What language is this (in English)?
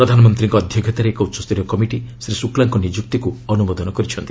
Odia